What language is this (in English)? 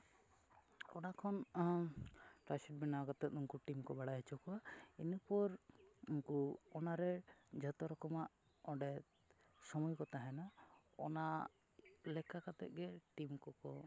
Santali